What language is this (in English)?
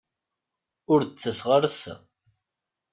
Kabyle